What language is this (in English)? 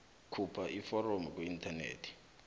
South Ndebele